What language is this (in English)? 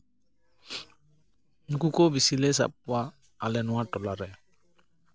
Santali